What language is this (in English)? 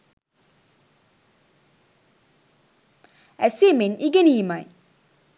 Sinhala